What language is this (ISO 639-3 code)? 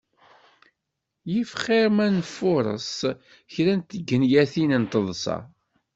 kab